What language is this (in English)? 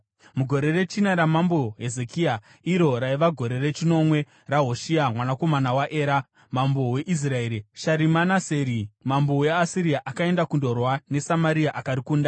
Shona